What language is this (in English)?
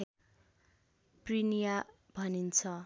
Nepali